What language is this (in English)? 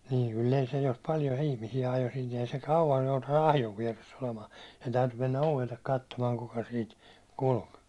Finnish